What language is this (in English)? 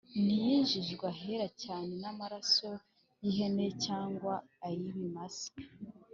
Kinyarwanda